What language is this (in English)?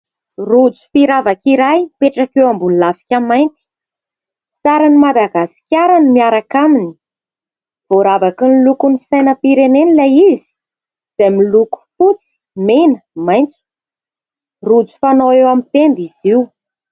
Malagasy